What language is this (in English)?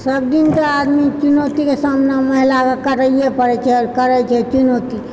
Maithili